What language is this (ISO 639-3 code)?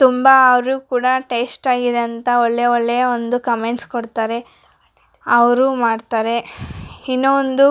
kan